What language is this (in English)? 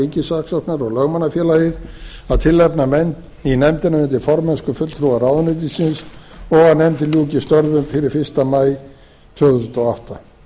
Icelandic